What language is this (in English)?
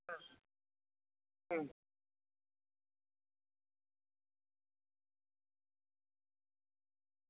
Santali